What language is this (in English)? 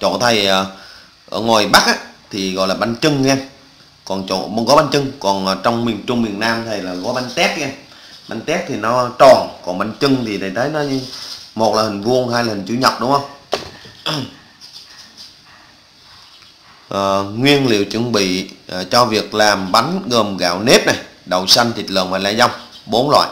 Vietnamese